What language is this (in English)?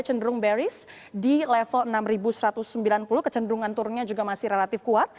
Indonesian